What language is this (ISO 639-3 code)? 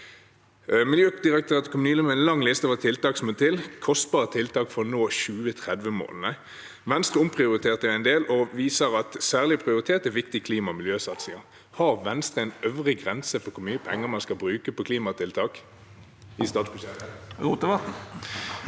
nor